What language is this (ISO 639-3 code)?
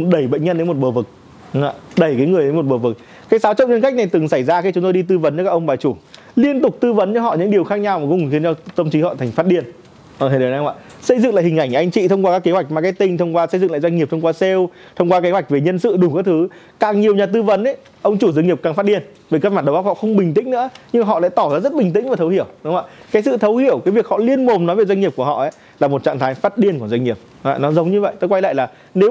vie